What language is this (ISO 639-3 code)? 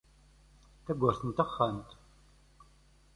kab